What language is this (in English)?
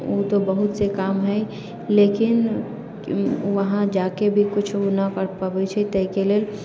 Maithili